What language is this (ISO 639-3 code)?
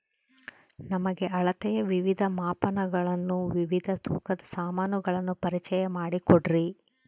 kan